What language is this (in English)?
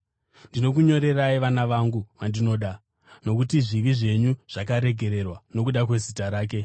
Shona